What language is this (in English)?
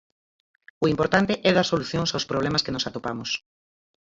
Galician